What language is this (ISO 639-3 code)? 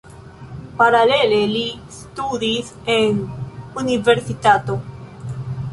epo